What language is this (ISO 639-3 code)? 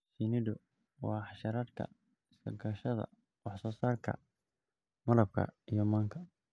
som